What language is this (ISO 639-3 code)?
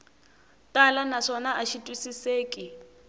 tso